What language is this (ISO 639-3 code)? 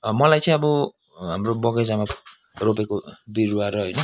nep